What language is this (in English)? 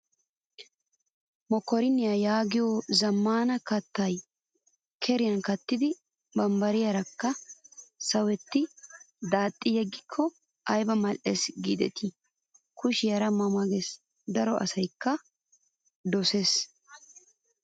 Wolaytta